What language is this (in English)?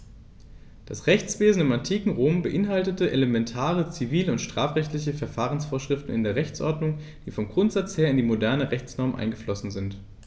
German